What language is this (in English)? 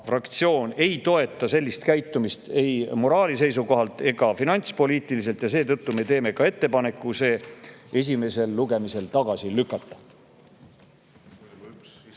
Estonian